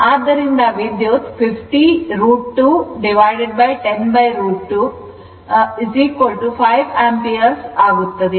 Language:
Kannada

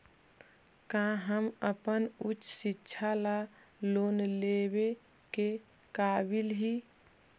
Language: Magahi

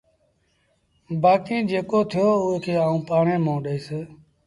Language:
Sindhi Bhil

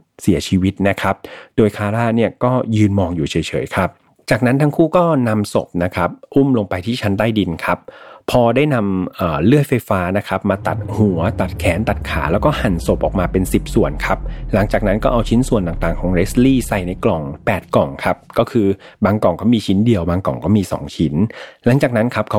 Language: Thai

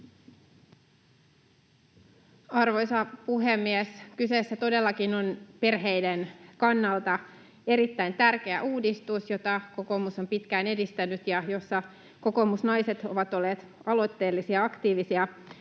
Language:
Finnish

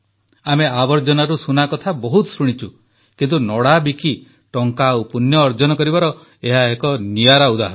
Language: Odia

